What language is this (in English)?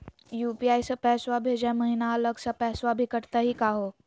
Magahi